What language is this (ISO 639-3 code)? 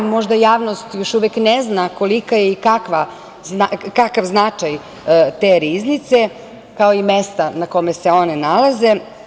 srp